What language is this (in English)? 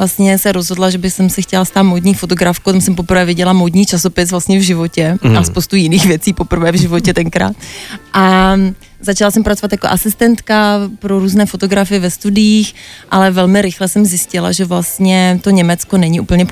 Czech